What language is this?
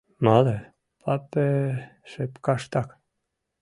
Mari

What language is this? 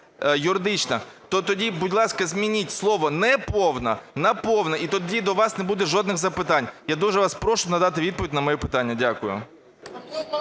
Ukrainian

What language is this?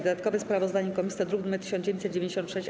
Polish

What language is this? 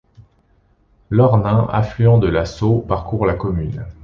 French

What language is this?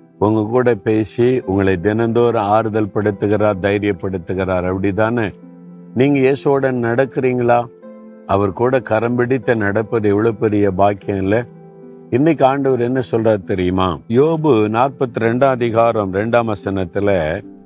Tamil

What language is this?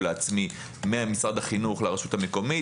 Hebrew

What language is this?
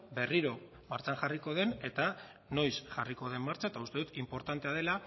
Basque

